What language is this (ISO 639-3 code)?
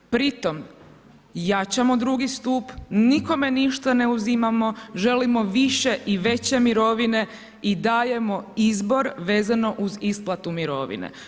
hrv